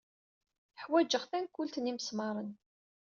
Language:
Kabyle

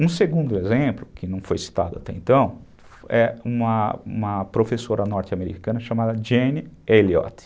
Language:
Portuguese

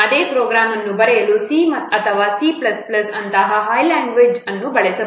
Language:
Kannada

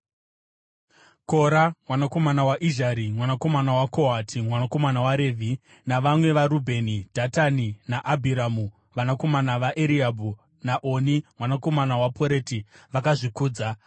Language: Shona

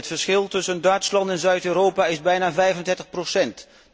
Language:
Dutch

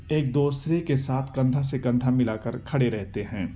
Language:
Urdu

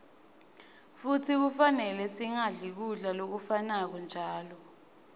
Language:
Swati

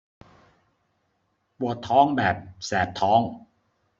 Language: Thai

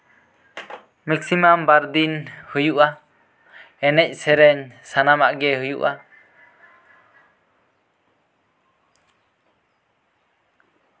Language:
Santali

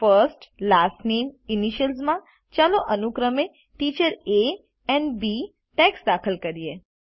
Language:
Gujarati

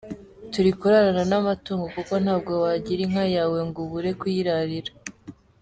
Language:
Kinyarwanda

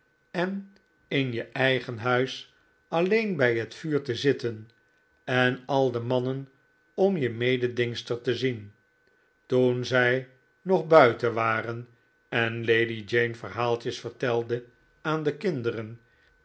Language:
Dutch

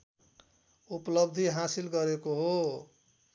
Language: Nepali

